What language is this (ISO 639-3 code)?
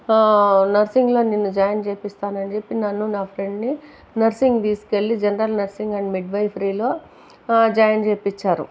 tel